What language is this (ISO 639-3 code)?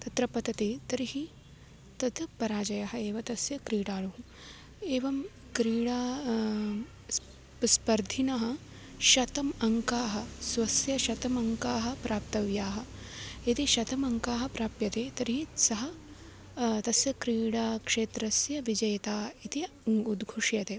san